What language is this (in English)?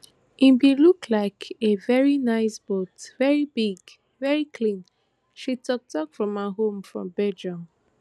Nigerian Pidgin